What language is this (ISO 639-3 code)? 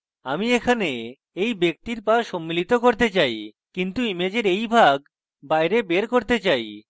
ben